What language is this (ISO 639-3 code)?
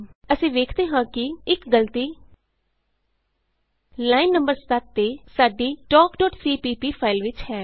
pan